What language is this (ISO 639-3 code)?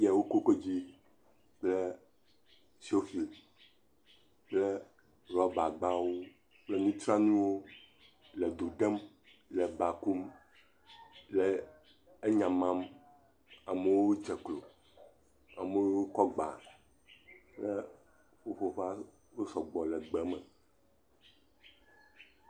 ewe